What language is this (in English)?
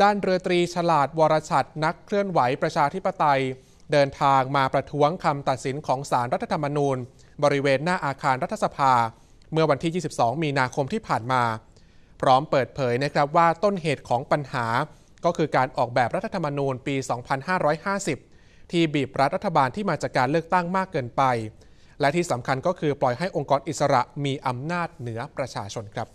Thai